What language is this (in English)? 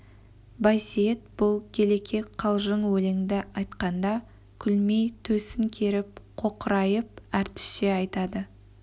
Kazakh